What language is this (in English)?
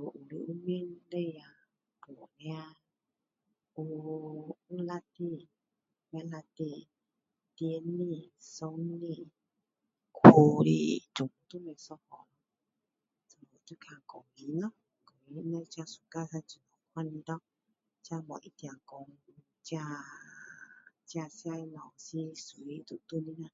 Min Dong Chinese